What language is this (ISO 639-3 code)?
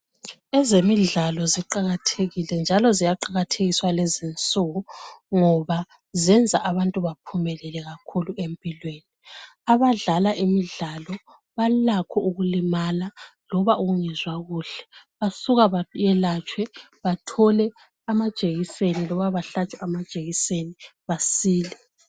nde